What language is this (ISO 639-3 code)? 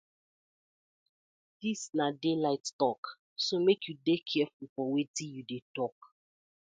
pcm